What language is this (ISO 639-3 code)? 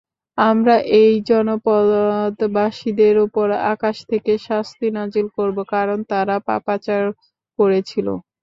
ben